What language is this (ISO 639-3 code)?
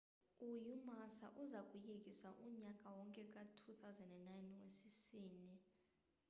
xho